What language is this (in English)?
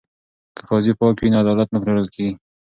Pashto